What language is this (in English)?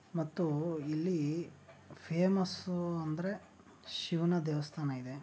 Kannada